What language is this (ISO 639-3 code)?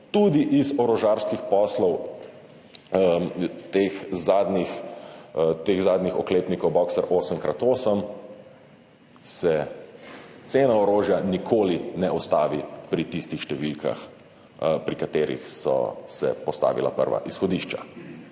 slv